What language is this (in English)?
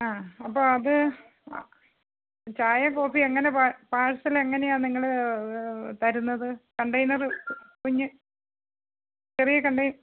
Malayalam